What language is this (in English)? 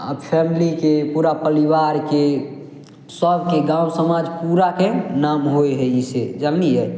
Maithili